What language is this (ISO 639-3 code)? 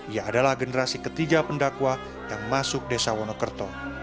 ind